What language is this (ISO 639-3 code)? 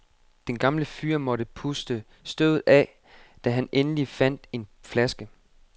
dan